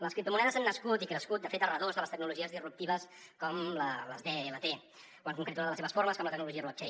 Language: Catalan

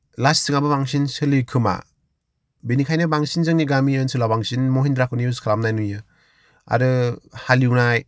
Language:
Bodo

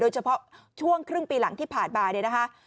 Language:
Thai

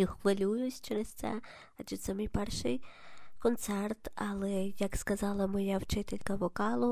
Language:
Ukrainian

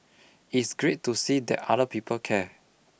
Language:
English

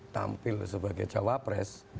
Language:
Indonesian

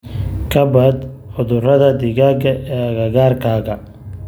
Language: Somali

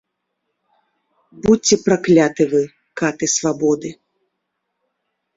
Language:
Belarusian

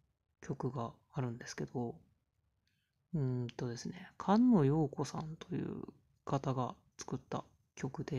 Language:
Japanese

